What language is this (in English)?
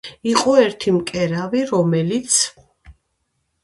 Georgian